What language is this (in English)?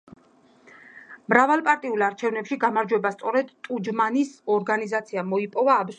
Georgian